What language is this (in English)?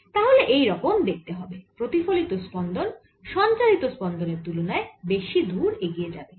Bangla